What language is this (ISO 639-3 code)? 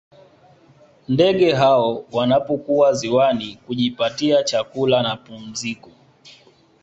swa